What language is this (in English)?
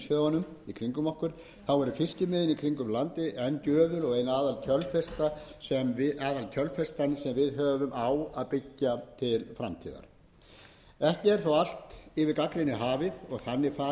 Icelandic